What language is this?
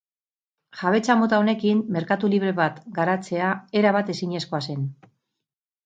Basque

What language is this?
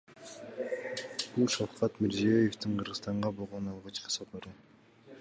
Kyrgyz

